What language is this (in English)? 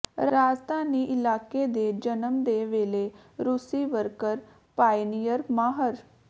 Punjabi